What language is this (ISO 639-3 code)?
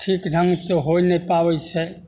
mai